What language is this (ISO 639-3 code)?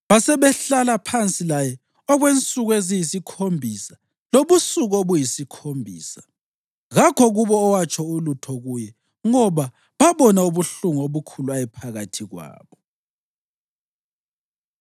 nde